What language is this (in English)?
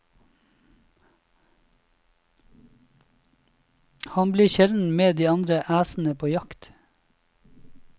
Norwegian